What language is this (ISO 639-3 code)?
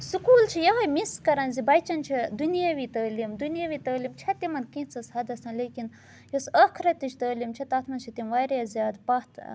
kas